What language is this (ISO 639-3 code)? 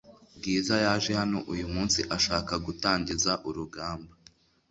kin